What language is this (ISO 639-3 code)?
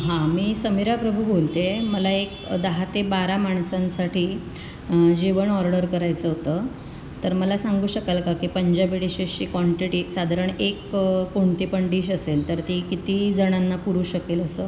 mar